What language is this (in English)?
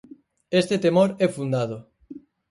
Galician